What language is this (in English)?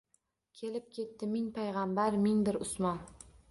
Uzbek